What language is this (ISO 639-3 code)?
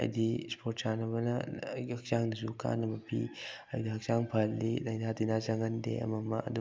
mni